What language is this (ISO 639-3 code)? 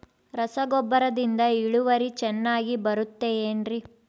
kan